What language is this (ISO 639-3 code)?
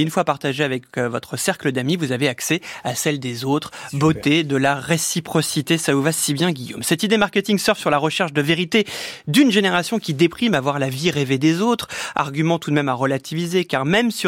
fra